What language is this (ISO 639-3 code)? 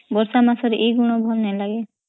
ori